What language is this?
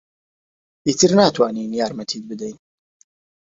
Central Kurdish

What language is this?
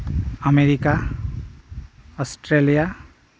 Santali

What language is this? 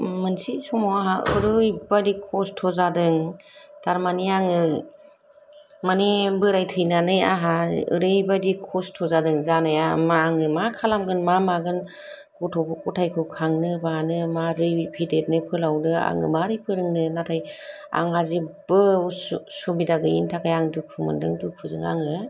Bodo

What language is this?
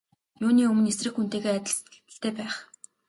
Mongolian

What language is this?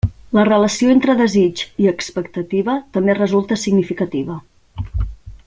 Catalan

